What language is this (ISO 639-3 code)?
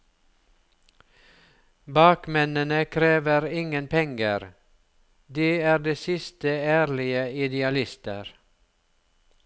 nor